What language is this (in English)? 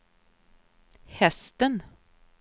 Swedish